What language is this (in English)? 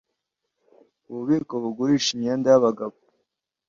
Kinyarwanda